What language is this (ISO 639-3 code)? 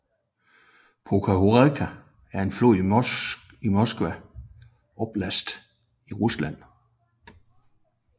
dan